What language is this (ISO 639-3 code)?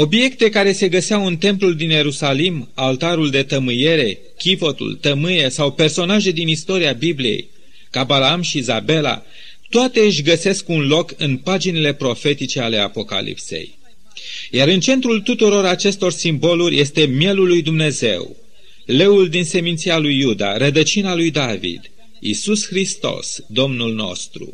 ron